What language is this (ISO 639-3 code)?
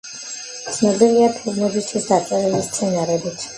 kat